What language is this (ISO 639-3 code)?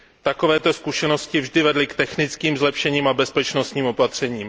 ces